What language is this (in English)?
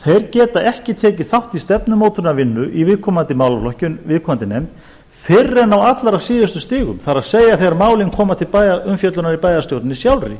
Icelandic